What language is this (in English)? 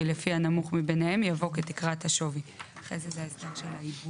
Hebrew